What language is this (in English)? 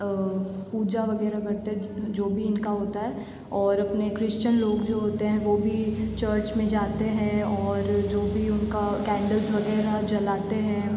Hindi